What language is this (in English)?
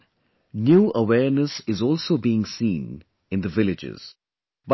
English